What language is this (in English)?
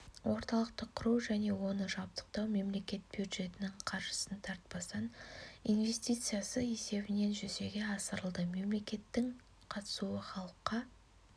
Kazakh